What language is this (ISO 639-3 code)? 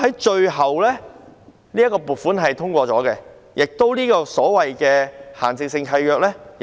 yue